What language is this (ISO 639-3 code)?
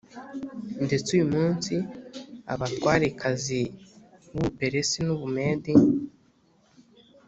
kin